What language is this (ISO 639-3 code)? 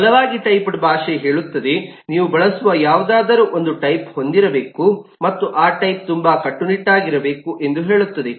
kan